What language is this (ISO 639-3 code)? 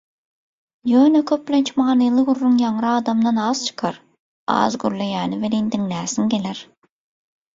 tuk